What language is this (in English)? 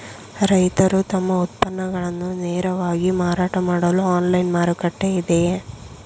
Kannada